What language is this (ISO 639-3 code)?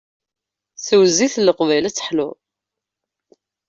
kab